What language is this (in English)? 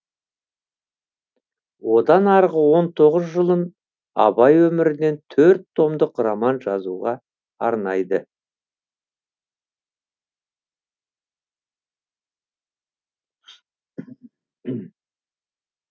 Kazakh